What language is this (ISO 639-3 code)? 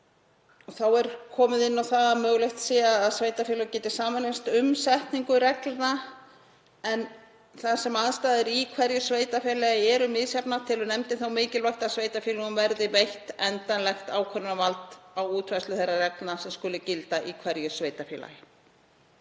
isl